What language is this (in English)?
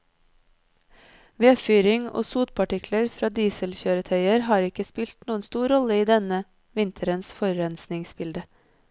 Norwegian